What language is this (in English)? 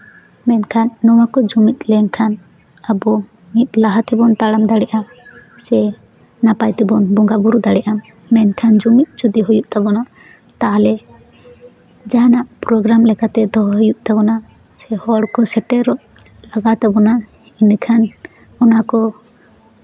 Santali